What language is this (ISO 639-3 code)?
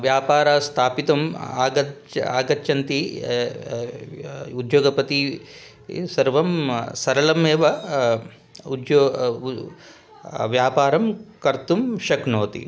san